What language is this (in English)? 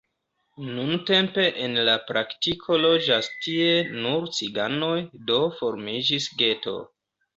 Esperanto